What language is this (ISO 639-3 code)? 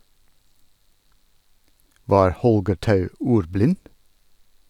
nor